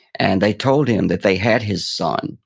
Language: English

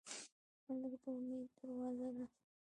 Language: Pashto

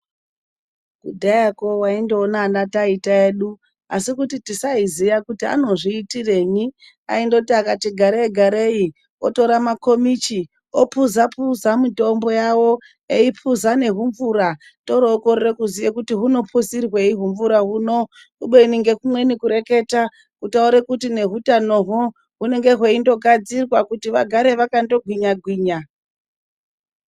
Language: Ndau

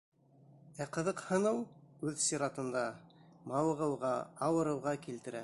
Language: Bashkir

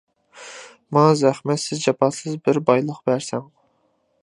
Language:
Uyghur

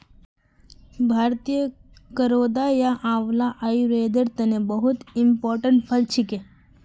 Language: Magahi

